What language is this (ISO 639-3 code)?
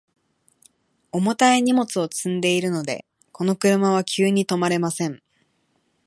jpn